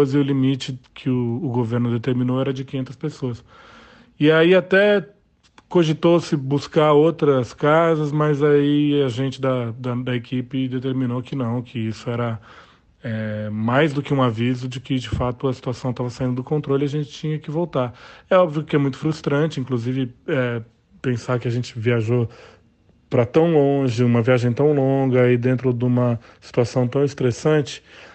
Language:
Portuguese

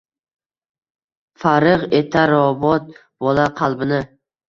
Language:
Uzbek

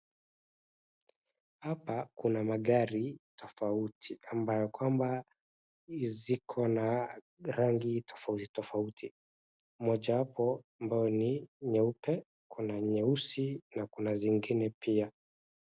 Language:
Swahili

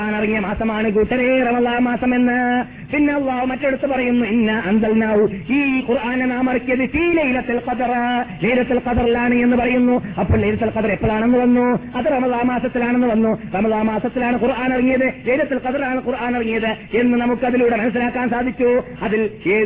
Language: Malayalam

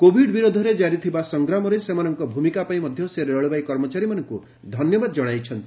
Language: Odia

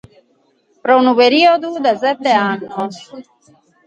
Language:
Sardinian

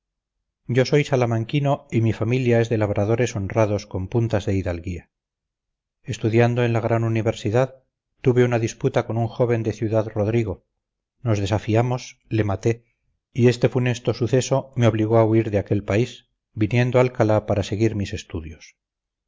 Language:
Spanish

